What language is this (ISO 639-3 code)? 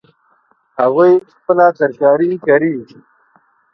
pus